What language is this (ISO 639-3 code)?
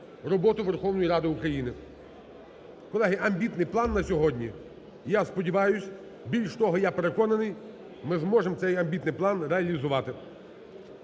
ukr